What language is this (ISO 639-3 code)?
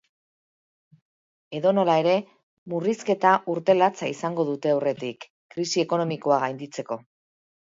eus